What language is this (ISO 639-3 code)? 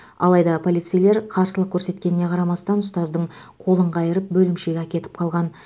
kaz